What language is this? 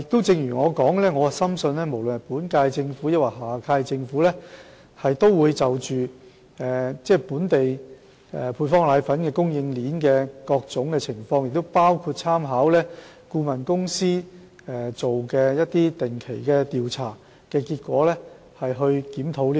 Cantonese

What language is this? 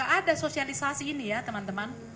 Indonesian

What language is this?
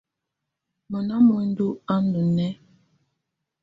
Tunen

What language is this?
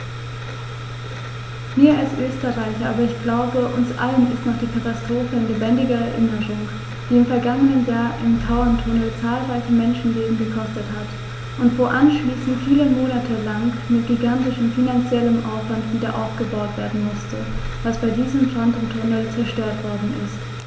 German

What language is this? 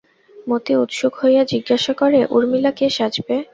Bangla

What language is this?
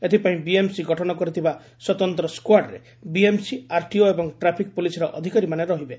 Odia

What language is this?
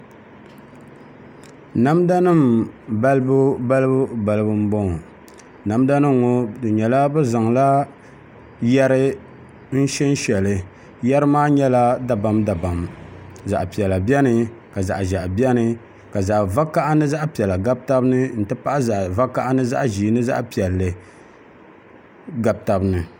Dagbani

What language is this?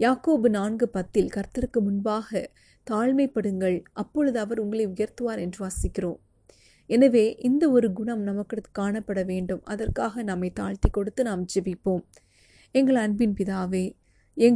Tamil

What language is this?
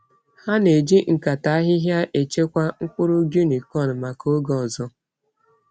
Igbo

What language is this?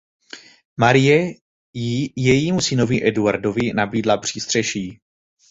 Czech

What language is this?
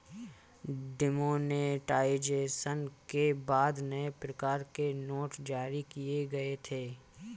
Hindi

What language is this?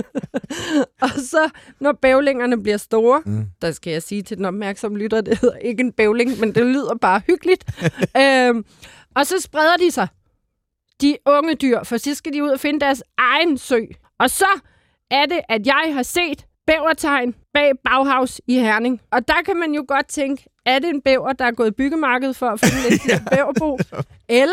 Danish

